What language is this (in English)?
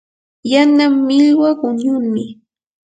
Yanahuanca Pasco Quechua